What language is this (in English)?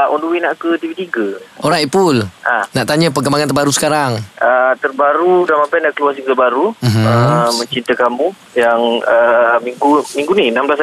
Malay